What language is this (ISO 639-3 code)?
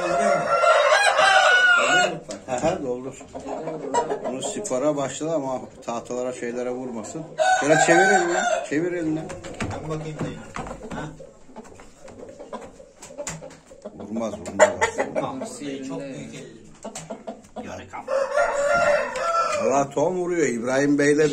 tur